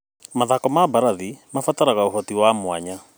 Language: Kikuyu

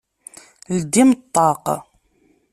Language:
Kabyle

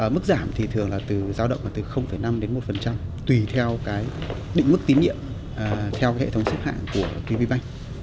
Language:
Vietnamese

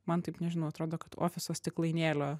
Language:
Lithuanian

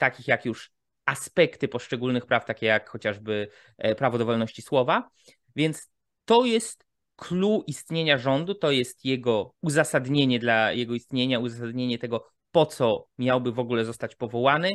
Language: Polish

